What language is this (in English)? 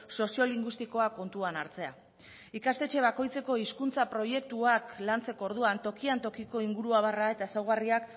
Basque